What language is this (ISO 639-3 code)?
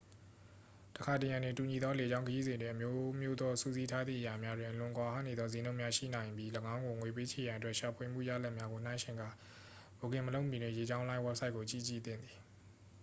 mya